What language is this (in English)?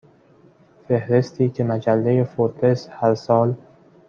Persian